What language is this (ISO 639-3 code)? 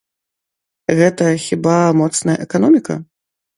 bel